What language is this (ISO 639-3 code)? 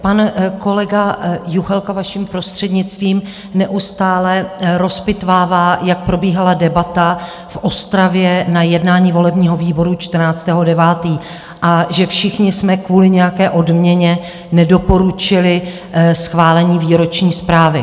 ces